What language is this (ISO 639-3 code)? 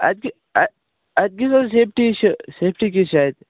kas